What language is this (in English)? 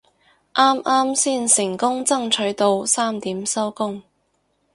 Cantonese